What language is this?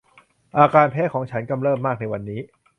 Thai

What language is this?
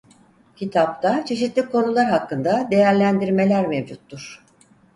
Turkish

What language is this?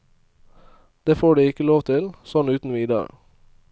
Norwegian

